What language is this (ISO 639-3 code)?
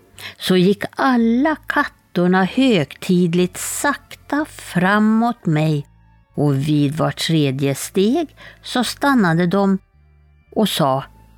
swe